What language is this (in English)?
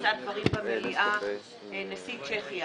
Hebrew